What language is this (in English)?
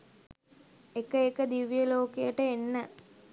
Sinhala